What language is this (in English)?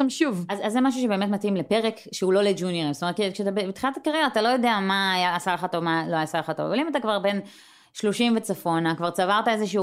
Hebrew